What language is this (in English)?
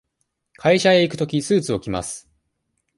Japanese